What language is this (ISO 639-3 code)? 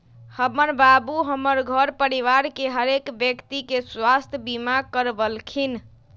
mag